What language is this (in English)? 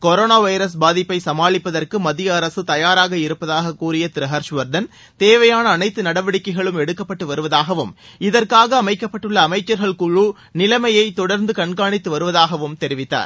Tamil